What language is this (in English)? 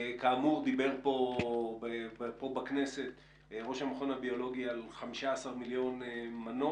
Hebrew